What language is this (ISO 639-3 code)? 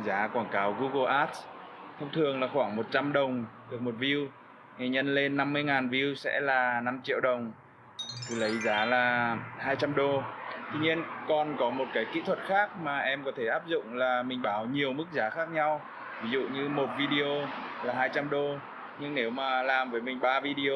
vie